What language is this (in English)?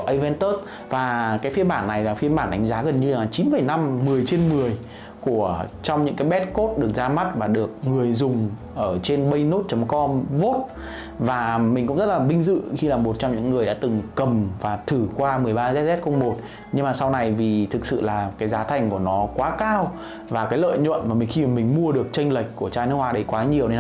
Vietnamese